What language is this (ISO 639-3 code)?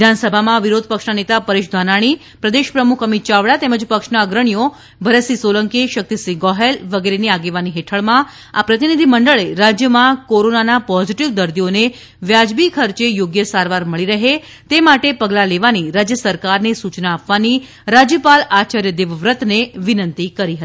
guj